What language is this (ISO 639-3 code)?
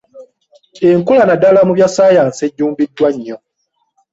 lug